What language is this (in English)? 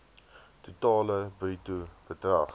Afrikaans